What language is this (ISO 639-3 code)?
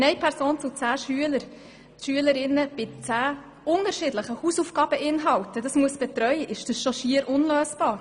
gsw